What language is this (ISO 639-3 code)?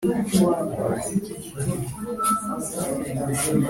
kin